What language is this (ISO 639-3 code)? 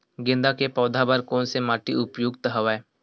hne